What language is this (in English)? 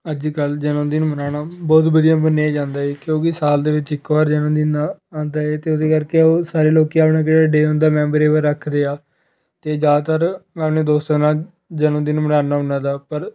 Punjabi